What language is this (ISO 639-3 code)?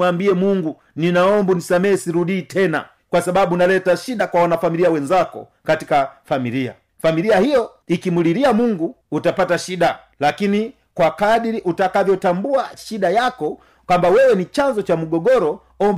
swa